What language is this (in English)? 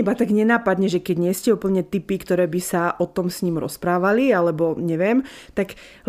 Slovak